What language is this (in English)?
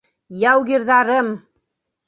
Bashkir